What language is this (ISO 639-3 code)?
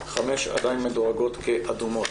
heb